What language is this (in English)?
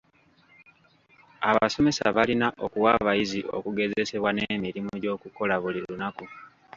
Ganda